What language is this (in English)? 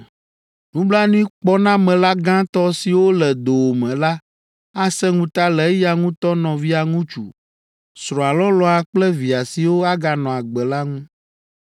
Ewe